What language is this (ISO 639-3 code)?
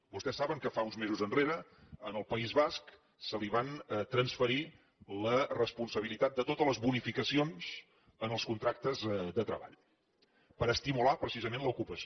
cat